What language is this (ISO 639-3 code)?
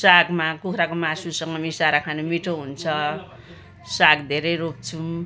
nep